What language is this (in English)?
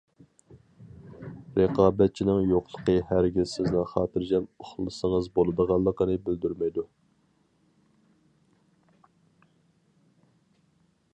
Uyghur